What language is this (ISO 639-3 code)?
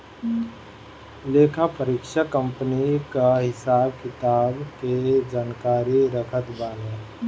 bho